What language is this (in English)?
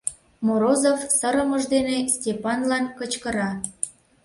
Mari